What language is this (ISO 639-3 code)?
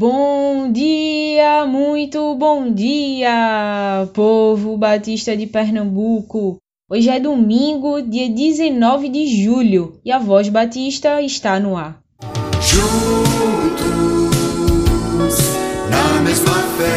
por